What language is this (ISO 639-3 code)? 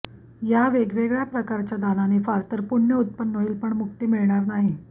mar